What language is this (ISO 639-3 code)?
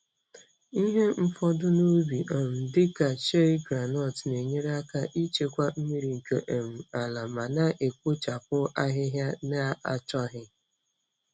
ibo